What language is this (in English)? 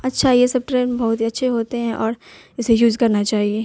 Urdu